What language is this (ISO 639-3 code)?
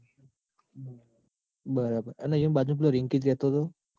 guj